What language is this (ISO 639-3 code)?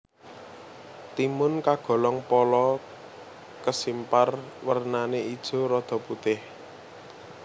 jav